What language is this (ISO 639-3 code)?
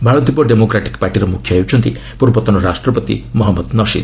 ori